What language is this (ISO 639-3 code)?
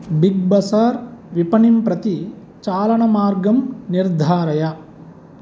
san